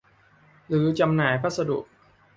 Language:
Thai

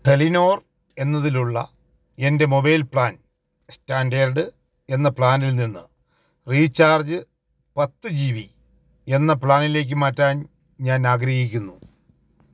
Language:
Malayalam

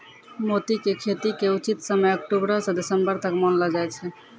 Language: Maithili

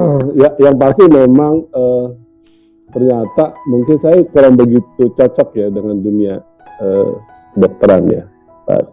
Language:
Indonesian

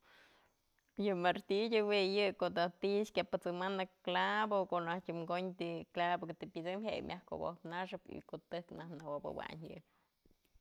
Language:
Mazatlán Mixe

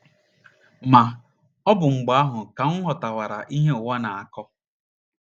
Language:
Igbo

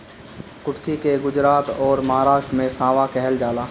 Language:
Bhojpuri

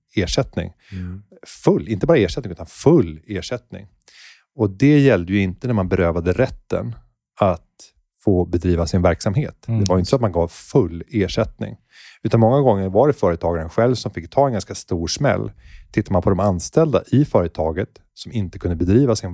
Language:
Swedish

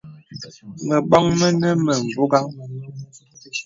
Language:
Bebele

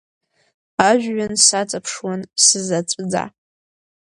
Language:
Abkhazian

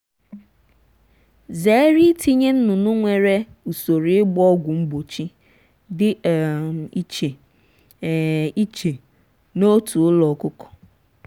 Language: Igbo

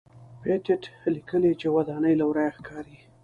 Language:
Pashto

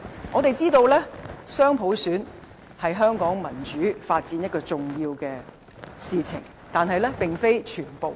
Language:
Cantonese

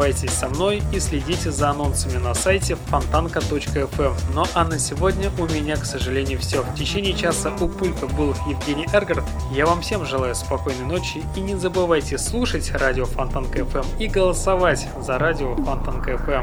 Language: Russian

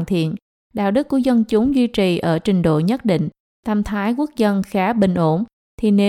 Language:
Vietnamese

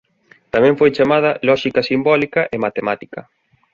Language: Galician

